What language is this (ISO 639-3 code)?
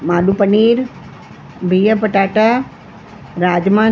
snd